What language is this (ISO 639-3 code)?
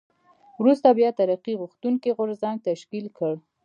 pus